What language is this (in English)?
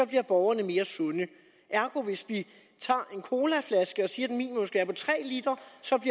Danish